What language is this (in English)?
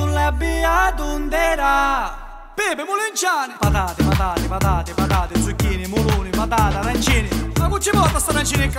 Romanian